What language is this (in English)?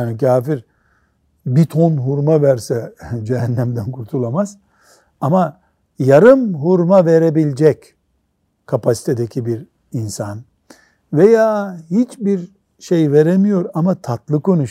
Turkish